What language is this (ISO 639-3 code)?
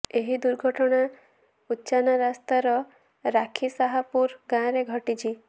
ori